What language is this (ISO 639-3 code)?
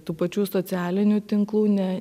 lit